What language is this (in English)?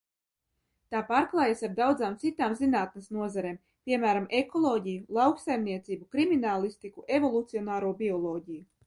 Latvian